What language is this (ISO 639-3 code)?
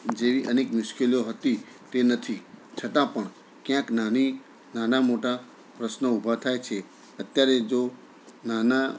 guj